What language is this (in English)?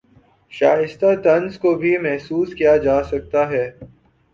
Urdu